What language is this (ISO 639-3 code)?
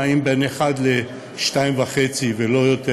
heb